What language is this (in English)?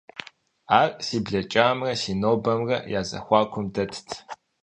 Kabardian